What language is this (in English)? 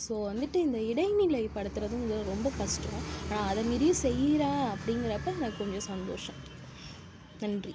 Tamil